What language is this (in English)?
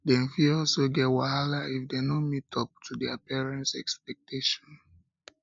Nigerian Pidgin